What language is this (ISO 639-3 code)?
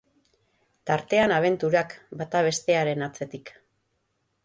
eus